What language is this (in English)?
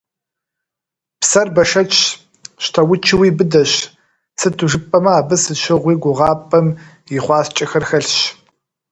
Kabardian